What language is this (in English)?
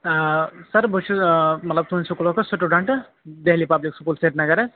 Kashmiri